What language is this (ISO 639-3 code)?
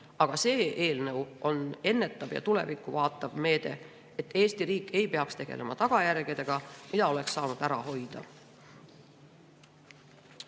est